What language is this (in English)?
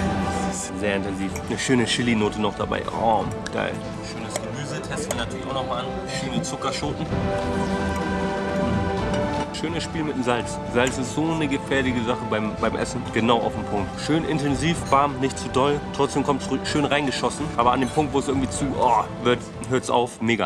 German